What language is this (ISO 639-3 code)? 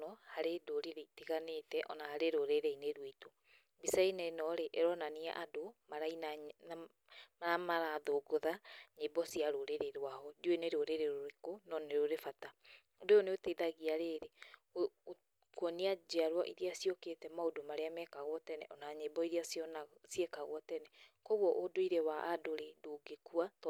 kik